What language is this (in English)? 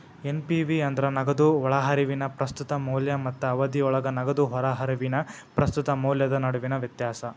Kannada